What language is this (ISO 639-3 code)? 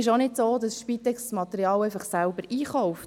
gsw